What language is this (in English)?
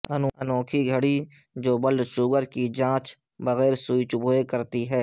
Urdu